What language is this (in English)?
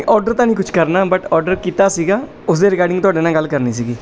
Punjabi